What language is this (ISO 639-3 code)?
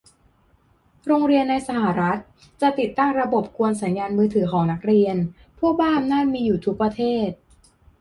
tha